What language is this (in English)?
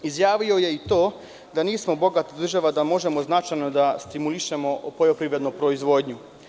Serbian